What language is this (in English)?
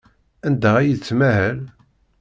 Kabyle